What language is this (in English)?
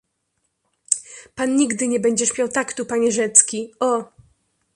Polish